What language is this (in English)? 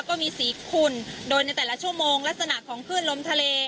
Thai